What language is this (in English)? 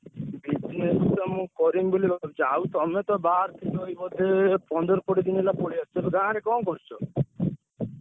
Odia